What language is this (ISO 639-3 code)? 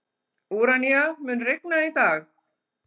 isl